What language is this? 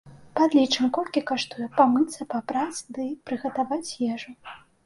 Belarusian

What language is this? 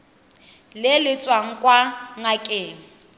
Tswana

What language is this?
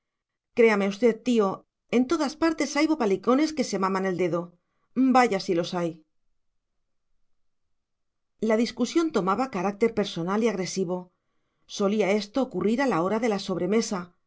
Spanish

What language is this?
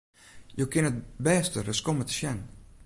Western Frisian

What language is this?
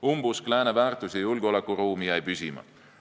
Estonian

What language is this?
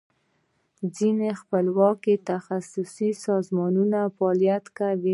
Pashto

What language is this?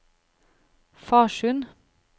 Norwegian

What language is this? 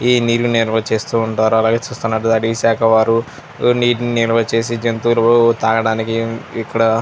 Telugu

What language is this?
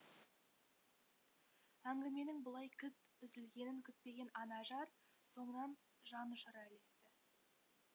Kazakh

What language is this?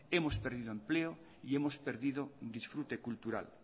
Spanish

